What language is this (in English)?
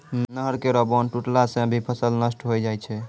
Maithili